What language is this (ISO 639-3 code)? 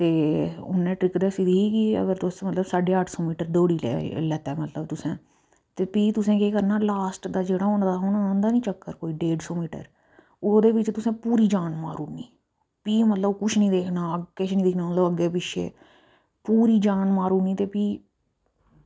doi